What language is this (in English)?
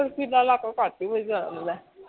Punjabi